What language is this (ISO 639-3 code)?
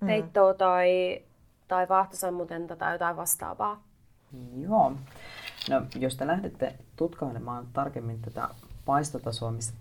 fin